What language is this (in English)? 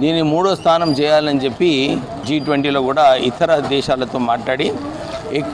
Hindi